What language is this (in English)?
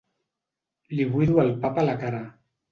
Catalan